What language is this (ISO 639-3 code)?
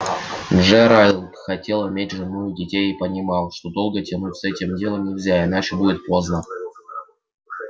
rus